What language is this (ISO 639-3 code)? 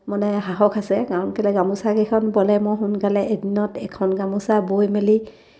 asm